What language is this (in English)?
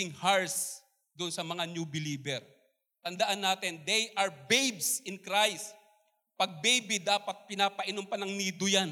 Filipino